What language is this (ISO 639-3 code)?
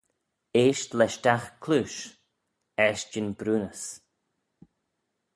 glv